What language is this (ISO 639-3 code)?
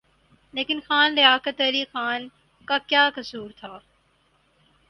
urd